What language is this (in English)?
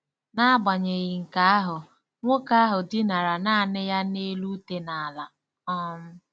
Igbo